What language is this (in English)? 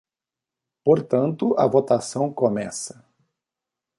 Portuguese